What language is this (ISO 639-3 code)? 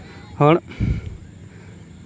sat